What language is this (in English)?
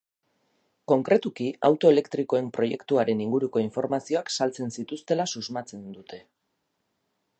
Basque